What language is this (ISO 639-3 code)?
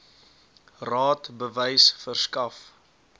afr